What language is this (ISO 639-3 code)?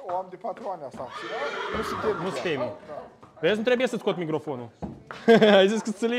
ron